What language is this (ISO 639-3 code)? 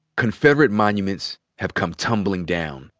eng